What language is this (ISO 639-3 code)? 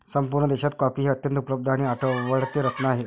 mar